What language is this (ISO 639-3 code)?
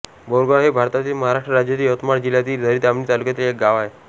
mar